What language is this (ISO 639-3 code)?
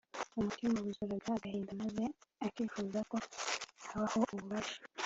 kin